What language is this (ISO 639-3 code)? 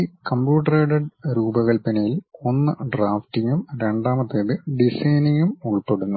mal